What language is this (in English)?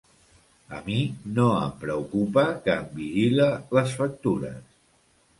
Catalan